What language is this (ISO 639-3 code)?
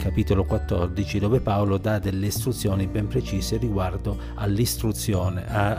ita